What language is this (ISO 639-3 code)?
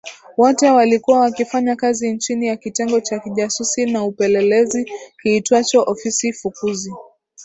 swa